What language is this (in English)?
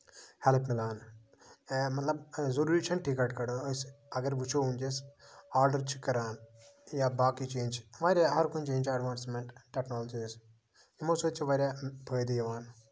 Kashmiri